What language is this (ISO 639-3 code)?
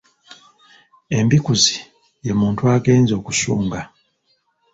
lug